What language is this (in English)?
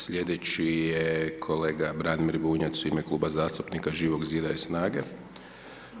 Croatian